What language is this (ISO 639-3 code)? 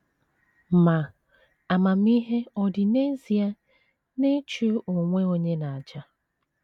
ibo